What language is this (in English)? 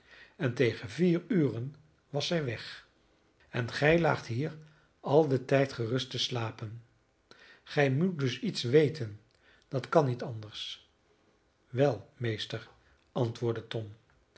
Dutch